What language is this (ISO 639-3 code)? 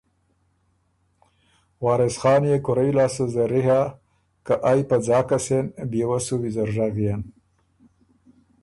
oru